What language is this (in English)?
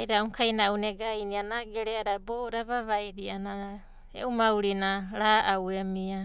Abadi